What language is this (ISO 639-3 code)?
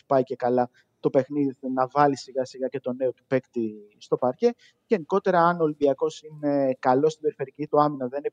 ell